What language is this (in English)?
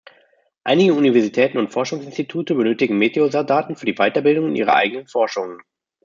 German